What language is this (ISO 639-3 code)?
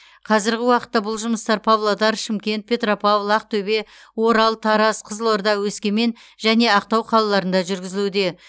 kaz